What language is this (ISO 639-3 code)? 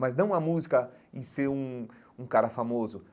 por